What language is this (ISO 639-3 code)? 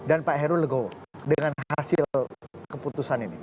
ind